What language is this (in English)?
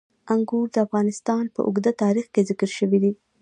Pashto